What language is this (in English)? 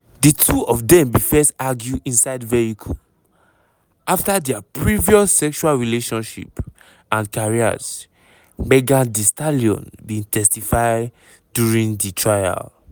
Nigerian Pidgin